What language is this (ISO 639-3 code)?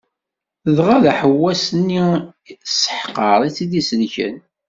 kab